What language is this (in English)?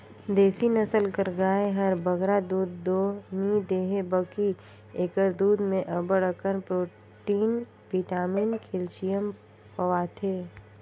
Chhattisgarhi